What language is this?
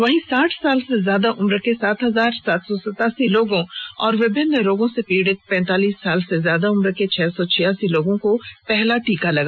Hindi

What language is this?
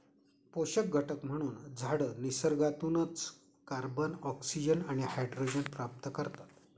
Marathi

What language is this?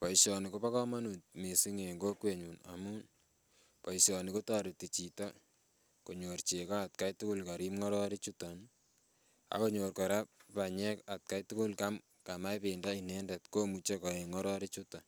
Kalenjin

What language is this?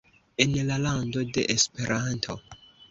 Esperanto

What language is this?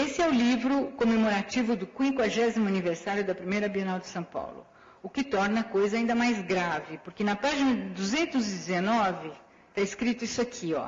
Portuguese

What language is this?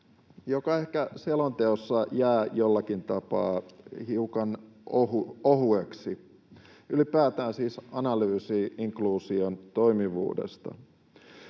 Finnish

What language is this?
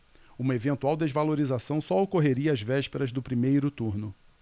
Portuguese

